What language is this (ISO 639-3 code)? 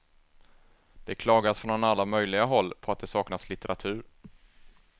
swe